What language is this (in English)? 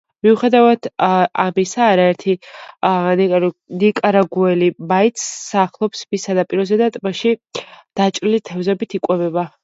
Georgian